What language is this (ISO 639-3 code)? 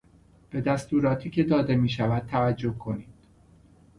fas